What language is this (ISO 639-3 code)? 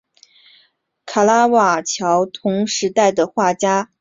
zho